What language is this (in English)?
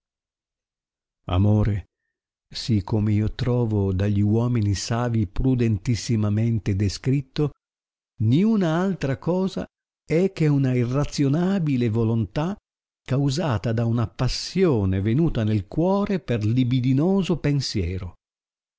Italian